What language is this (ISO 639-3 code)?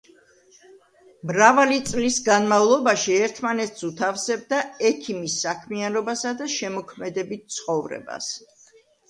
kat